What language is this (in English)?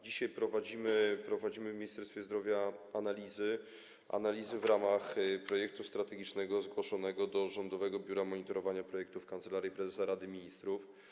Polish